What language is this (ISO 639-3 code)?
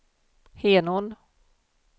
swe